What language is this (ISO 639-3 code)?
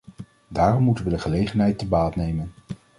nld